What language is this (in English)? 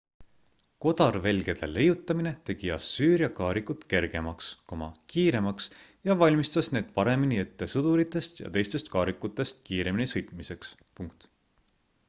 Estonian